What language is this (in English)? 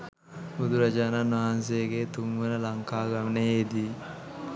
Sinhala